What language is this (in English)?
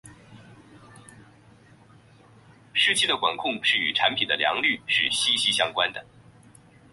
Chinese